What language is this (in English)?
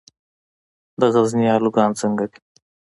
Pashto